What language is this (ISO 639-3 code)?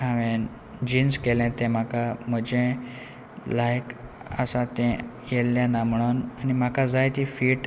kok